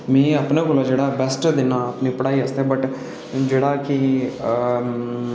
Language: Dogri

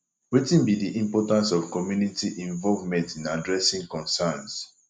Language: Nigerian Pidgin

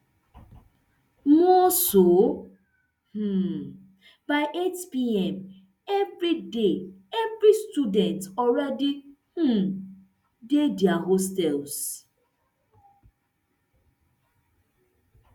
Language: Nigerian Pidgin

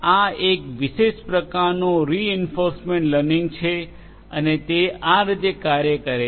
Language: Gujarati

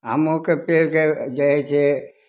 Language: Maithili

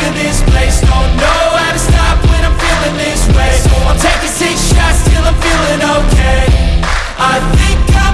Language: English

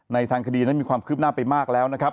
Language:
Thai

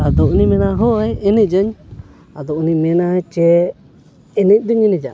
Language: Santali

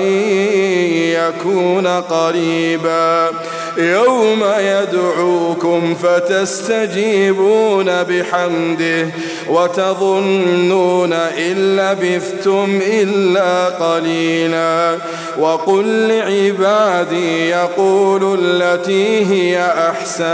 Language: Arabic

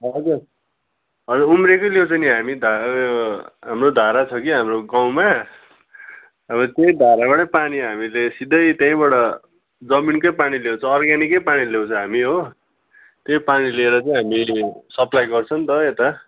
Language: Nepali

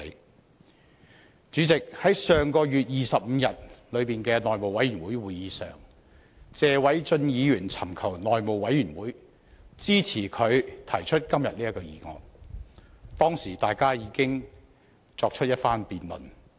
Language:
Cantonese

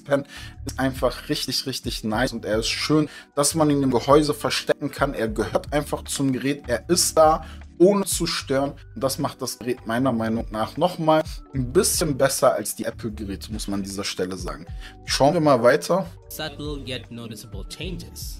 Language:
German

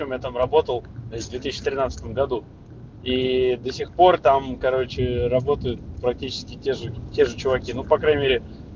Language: Russian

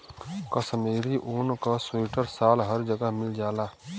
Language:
Bhojpuri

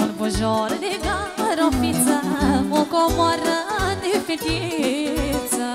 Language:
Romanian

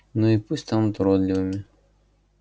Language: Russian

